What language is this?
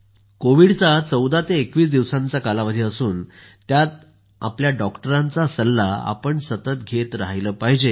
Marathi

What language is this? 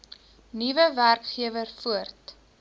Afrikaans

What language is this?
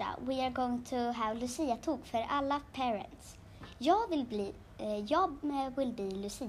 Swedish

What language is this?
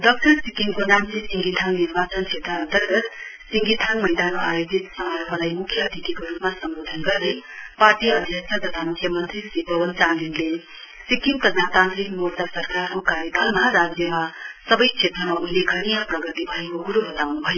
Nepali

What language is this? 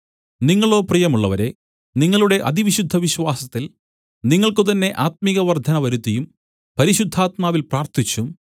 Malayalam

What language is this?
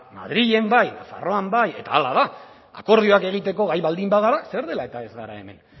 Basque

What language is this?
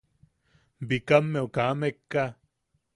Yaqui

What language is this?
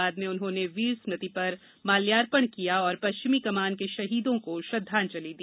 Hindi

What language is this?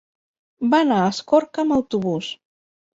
Catalan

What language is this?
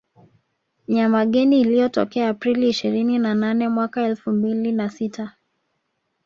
Swahili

